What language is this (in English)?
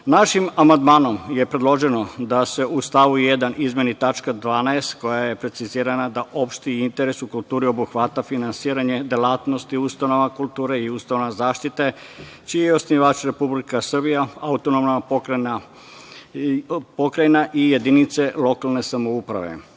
Serbian